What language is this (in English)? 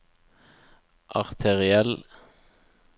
Norwegian